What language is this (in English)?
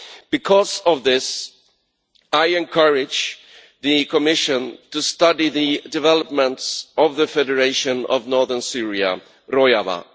English